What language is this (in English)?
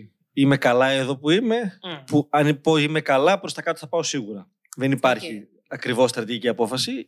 Greek